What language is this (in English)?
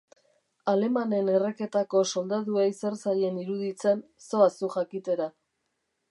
Basque